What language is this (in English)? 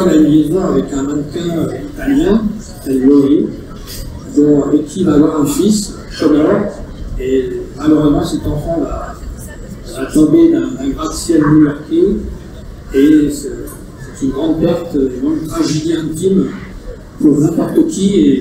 French